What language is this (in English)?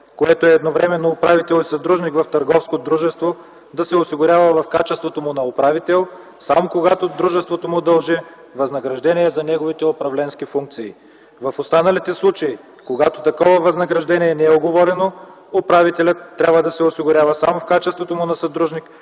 Bulgarian